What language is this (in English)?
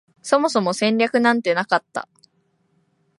Japanese